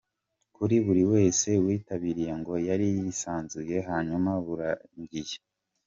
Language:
Kinyarwanda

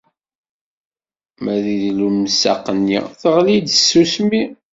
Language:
Kabyle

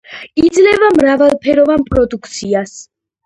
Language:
Georgian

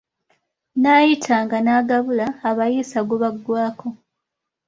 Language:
Ganda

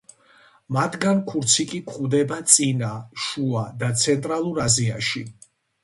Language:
Georgian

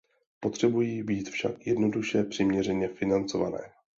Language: Czech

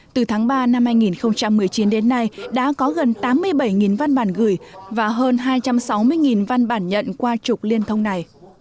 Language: Vietnamese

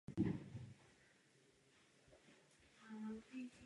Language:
Czech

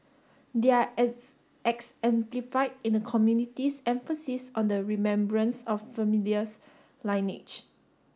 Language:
English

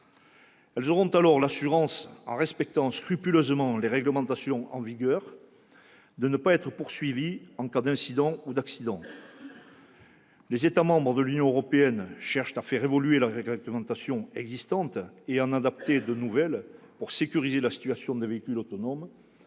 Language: French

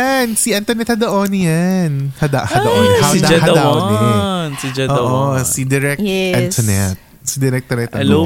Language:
Filipino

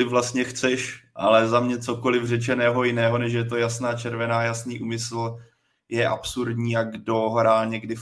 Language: Czech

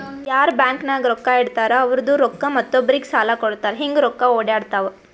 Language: Kannada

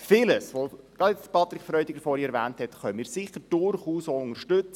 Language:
Swiss German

